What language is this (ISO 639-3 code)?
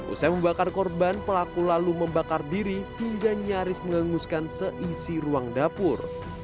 ind